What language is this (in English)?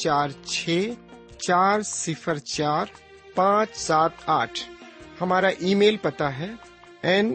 Urdu